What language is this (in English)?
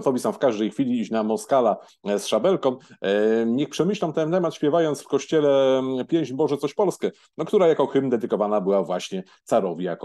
Polish